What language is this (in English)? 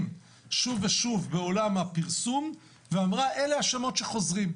Hebrew